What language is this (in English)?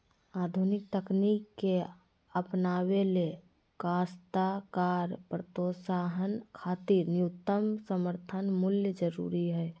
Magahi